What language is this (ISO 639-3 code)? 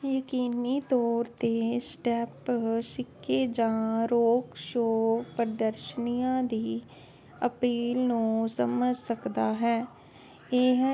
pan